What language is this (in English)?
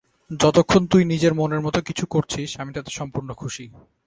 Bangla